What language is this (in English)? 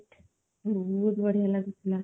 Odia